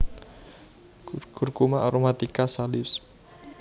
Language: Javanese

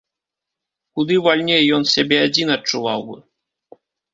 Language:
Belarusian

